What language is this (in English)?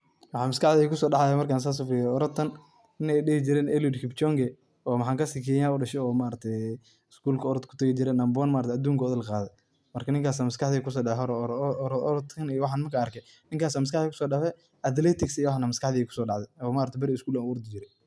Somali